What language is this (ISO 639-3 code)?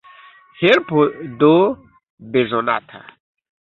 epo